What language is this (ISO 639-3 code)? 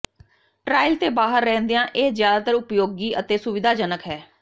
pan